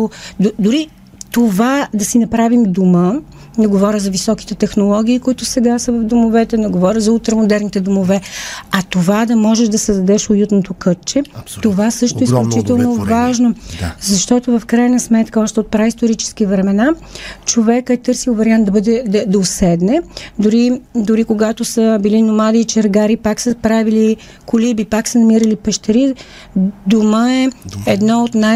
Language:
Bulgarian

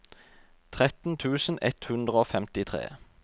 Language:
Norwegian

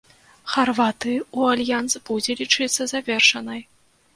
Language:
Belarusian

